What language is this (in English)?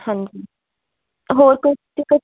Punjabi